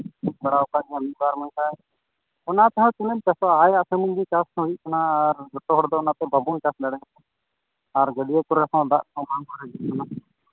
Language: Santali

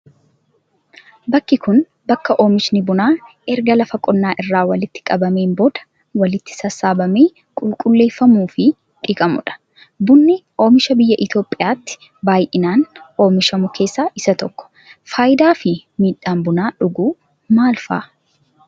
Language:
Oromo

